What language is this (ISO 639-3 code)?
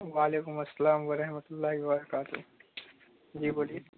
urd